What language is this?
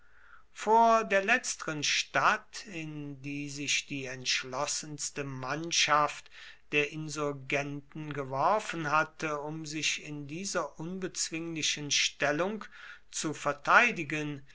German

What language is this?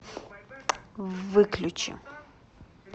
Russian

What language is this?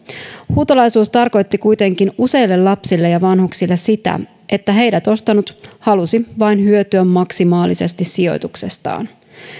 Finnish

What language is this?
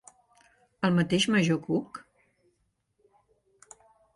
Catalan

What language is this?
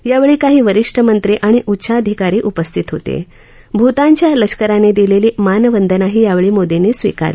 Marathi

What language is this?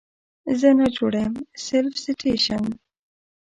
Pashto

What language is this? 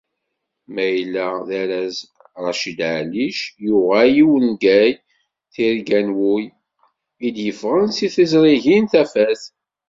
Kabyle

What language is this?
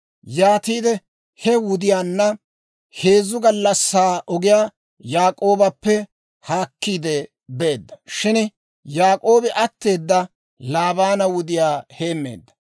Dawro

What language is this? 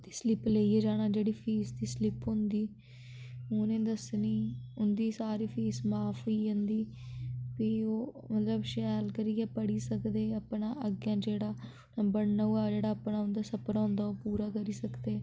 Dogri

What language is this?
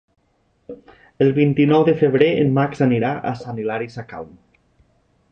Catalan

